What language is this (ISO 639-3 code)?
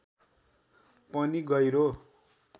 nep